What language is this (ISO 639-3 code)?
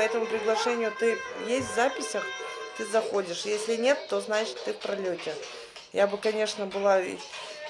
rus